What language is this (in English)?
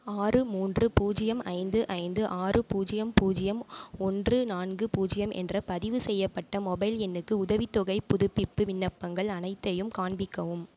Tamil